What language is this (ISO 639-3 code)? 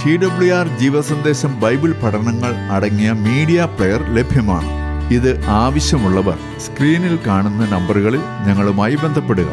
mal